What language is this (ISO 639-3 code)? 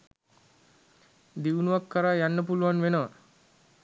sin